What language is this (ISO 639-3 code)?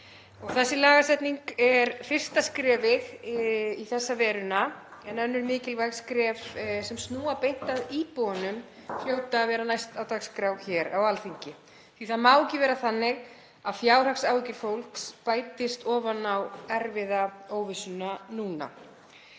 isl